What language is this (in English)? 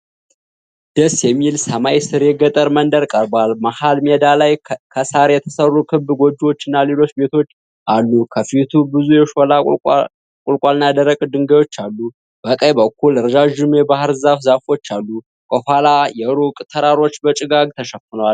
Amharic